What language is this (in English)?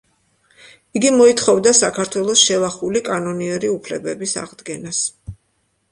Georgian